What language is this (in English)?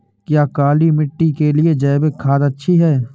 Hindi